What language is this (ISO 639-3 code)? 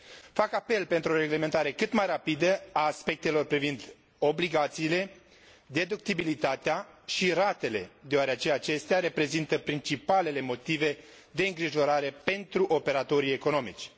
ron